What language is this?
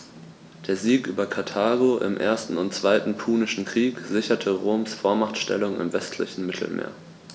German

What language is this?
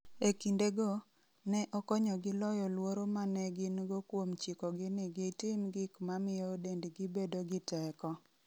Luo (Kenya and Tanzania)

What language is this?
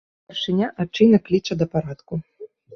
Belarusian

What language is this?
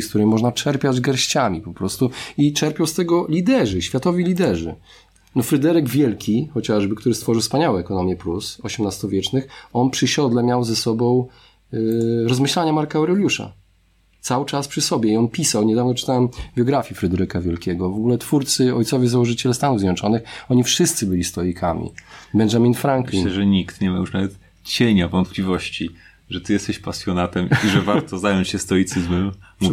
Polish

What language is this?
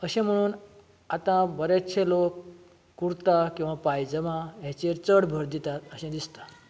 Konkani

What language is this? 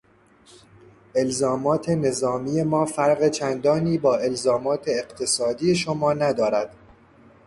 Persian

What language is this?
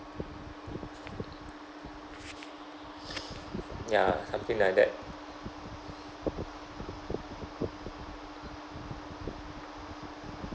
English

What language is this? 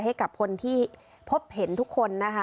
Thai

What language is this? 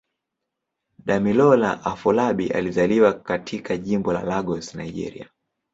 Swahili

